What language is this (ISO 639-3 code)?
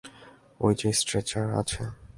ben